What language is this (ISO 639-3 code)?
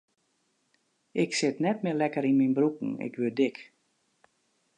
fry